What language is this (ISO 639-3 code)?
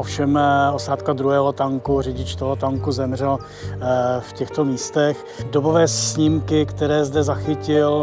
ces